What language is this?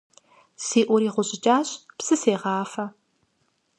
Kabardian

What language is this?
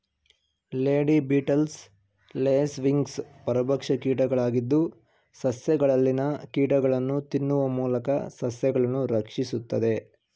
Kannada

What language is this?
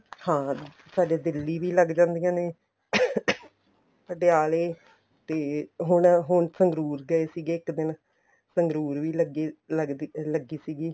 Punjabi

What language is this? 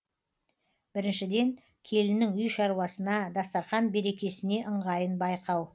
Kazakh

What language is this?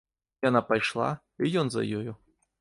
Belarusian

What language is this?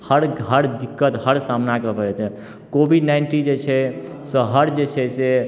Maithili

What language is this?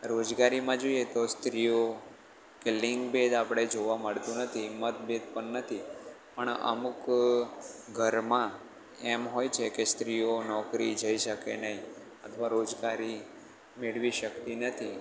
Gujarati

